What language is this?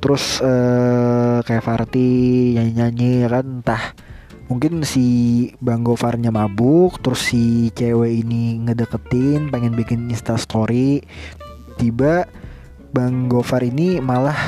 Indonesian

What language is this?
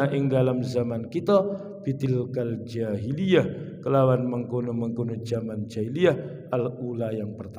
Indonesian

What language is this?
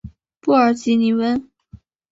Chinese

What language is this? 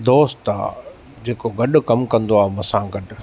Sindhi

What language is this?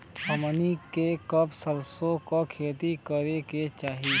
Bhojpuri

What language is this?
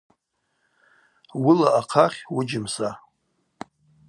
Abaza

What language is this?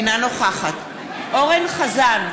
Hebrew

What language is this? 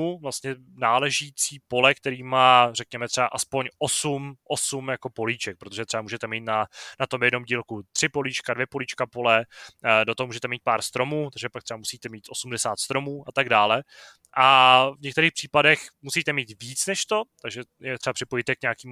Czech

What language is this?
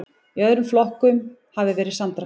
Icelandic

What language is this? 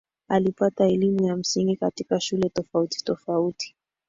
Swahili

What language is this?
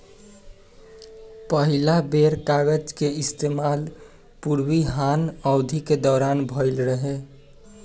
Bhojpuri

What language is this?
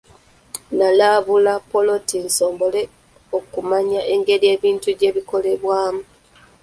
Ganda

